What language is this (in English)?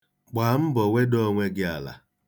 Igbo